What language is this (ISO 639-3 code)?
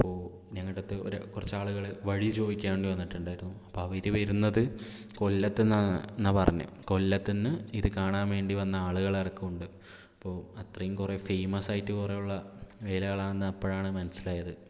mal